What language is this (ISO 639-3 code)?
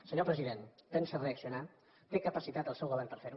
cat